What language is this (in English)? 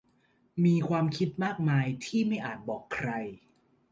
Thai